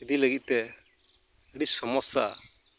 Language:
Santali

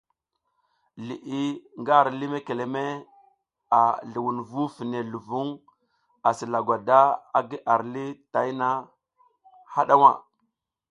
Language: South Giziga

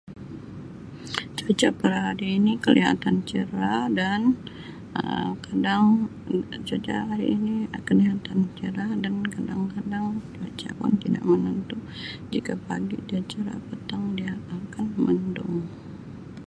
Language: Sabah Malay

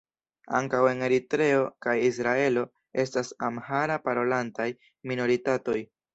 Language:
Esperanto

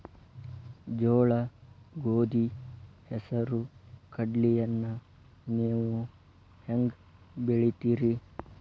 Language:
Kannada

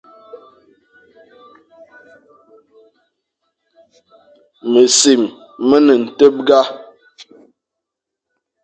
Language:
Fang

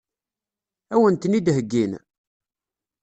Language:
Kabyle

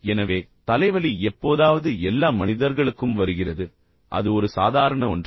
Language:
Tamil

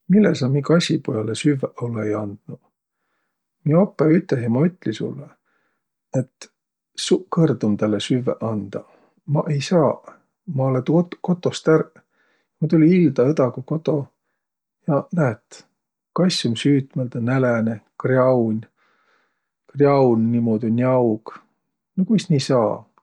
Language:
Võro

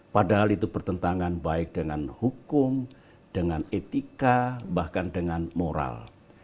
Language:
Indonesian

